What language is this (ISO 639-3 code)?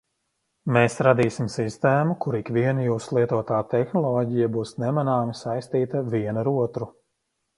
lav